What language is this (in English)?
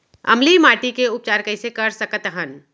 Chhattisgarhi